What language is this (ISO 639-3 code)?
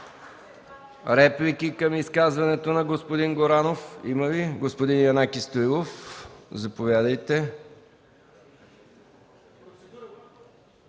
bul